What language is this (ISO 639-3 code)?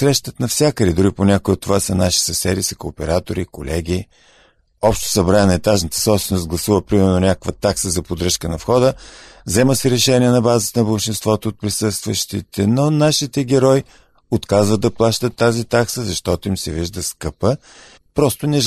bul